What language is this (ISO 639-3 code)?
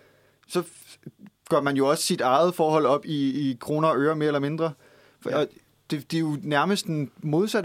dan